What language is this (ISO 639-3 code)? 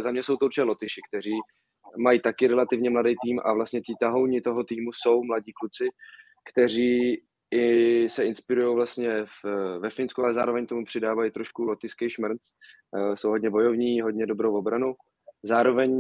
ces